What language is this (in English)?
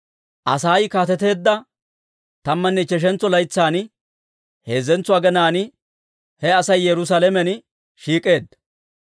Dawro